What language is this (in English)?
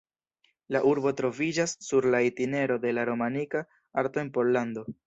Esperanto